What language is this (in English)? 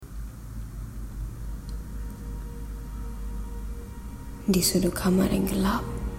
Malay